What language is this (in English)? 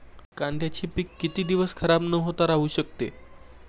Marathi